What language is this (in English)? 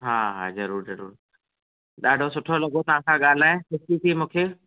Sindhi